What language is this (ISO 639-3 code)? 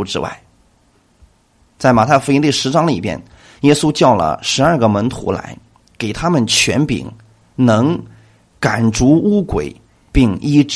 zho